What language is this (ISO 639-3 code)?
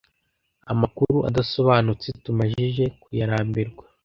kin